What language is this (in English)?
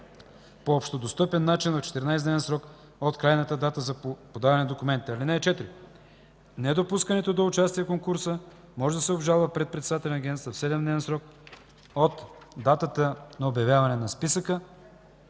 Bulgarian